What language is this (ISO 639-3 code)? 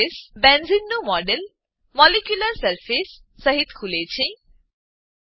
guj